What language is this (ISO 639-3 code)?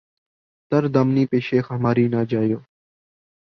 urd